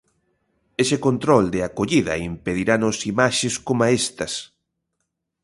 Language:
Galician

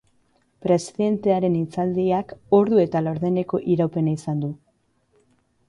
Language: Basque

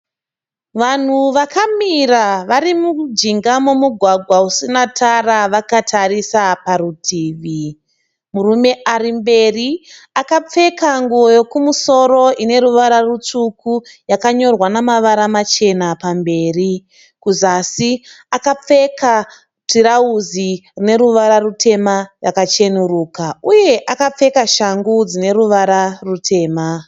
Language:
Shona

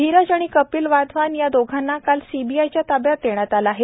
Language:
Marathi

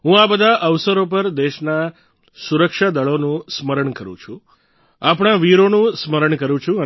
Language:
Gujarati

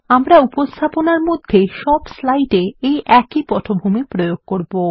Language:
Bangla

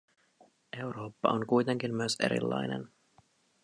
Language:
Finnish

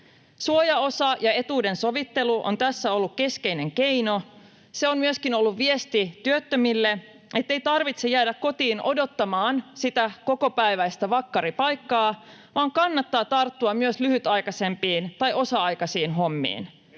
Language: Finnish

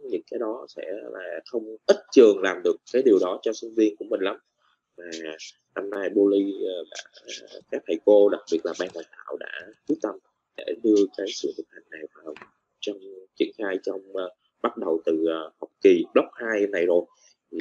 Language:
Vietnamese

